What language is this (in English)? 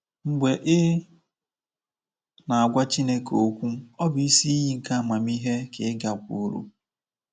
Igbo